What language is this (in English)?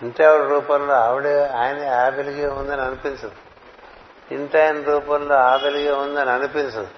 Telugu